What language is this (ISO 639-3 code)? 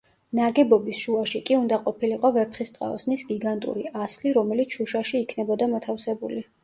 kat